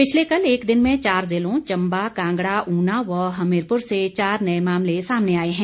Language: Hindi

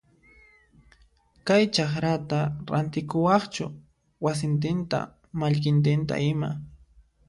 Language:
Puno Quechua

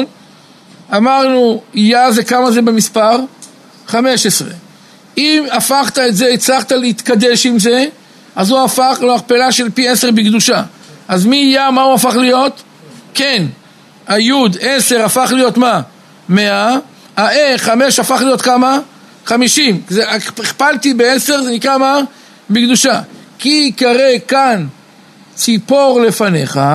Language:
Hebrew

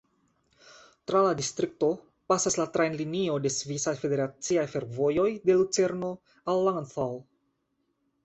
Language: Esperanto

